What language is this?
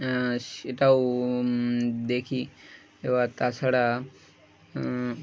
Bangla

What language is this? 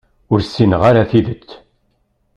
Kabyle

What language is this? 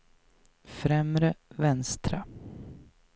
Swedish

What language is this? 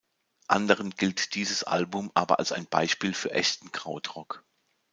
German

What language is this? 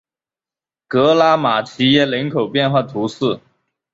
Chinese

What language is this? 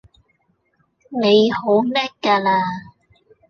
Cantonese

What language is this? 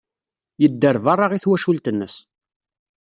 Kabyle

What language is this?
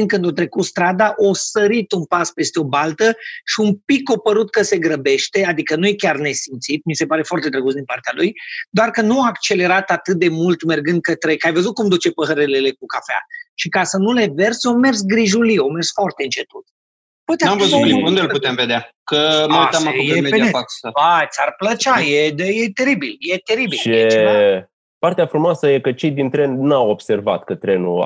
Romanian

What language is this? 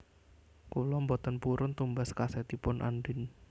Javanese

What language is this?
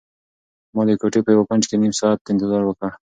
Pashto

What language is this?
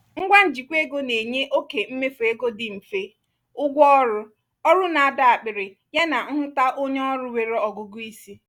Igbo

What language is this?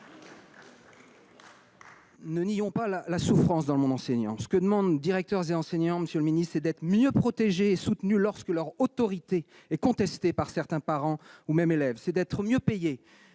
French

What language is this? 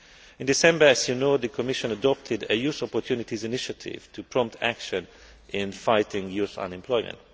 English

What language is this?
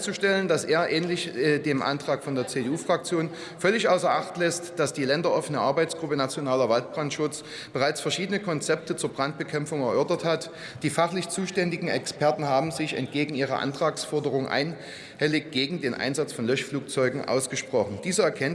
German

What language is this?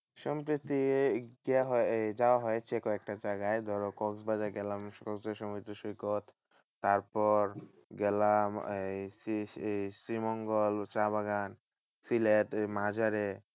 Bangla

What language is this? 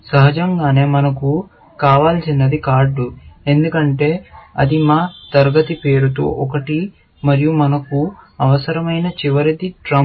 Telugu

